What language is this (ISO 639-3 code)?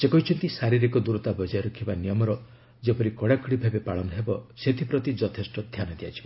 ori